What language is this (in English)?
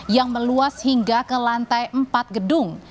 Indonesian